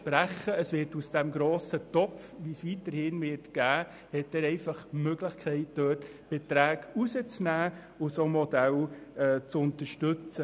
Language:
Swiss German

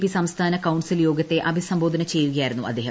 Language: Malayalam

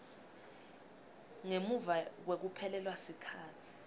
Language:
Swati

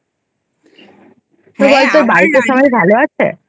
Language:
Bangla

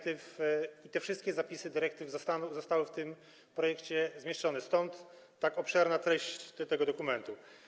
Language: Polish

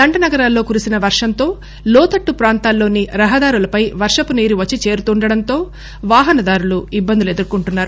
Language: Telugu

